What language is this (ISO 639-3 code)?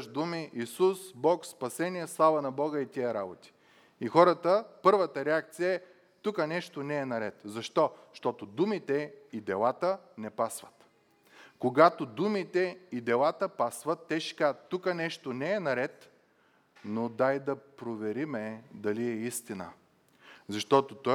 bul